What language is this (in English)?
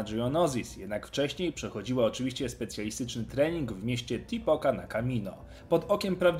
Polish